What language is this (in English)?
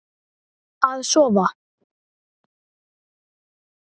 Icelandic